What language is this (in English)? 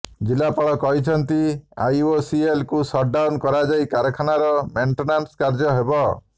Odia